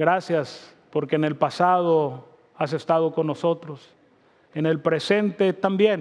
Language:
Spanish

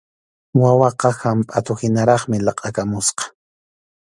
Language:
Arequipa-La Unión Quechua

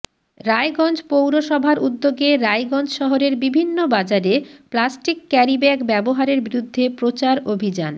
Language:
Bangla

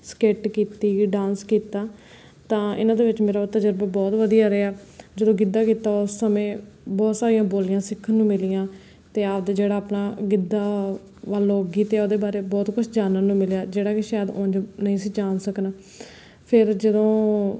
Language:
Punjabi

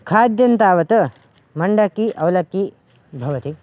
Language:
Sanskrit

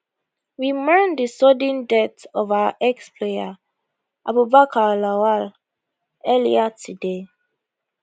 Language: Nigerian Pidgin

